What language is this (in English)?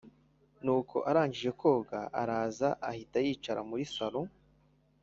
Kinyarwanda